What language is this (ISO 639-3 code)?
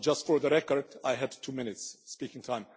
eng